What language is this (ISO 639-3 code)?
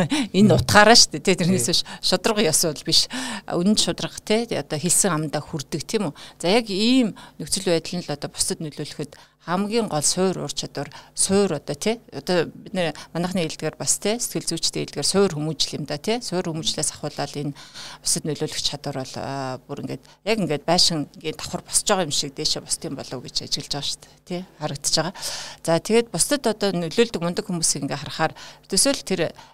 rus